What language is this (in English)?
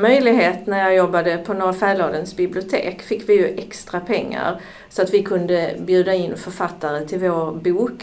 Swedish